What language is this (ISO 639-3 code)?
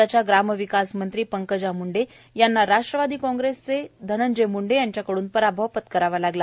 mar